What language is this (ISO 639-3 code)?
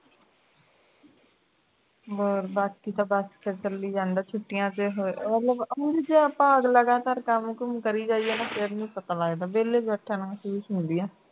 pan